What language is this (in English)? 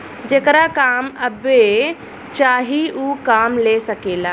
Bhojpuri